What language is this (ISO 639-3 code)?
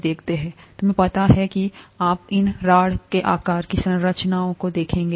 hin